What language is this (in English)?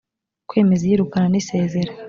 Kinyarwanda